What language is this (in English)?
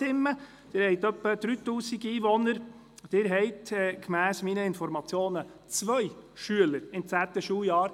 Swiss German